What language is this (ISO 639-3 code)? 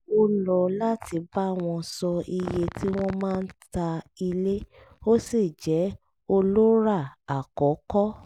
yor